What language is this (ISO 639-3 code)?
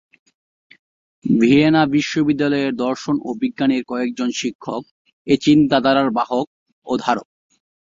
ben